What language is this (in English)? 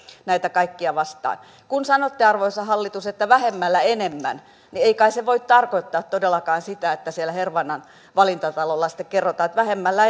Finnish